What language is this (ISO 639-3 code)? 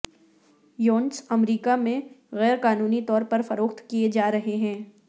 urd